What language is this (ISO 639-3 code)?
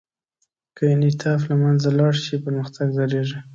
pus